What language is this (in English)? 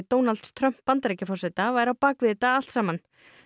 Icelandic